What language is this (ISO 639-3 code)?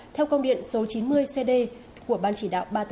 vie